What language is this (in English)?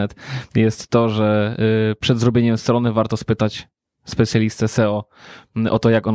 Polish